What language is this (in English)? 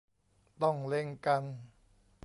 Thai